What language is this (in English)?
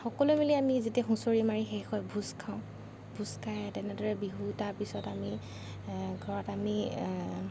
Assamese